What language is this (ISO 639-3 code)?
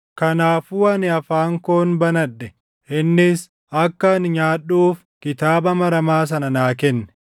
orm